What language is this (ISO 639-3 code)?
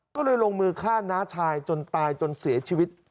tha